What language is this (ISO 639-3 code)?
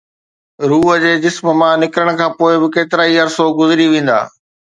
snd